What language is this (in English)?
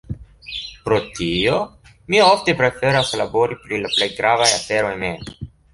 Esperanto